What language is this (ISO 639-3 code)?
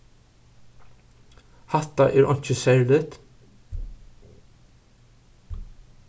fao